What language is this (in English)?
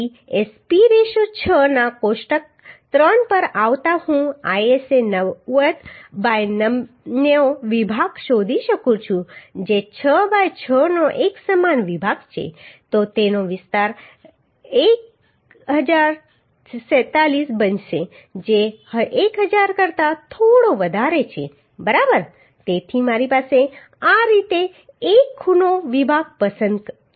Gujarati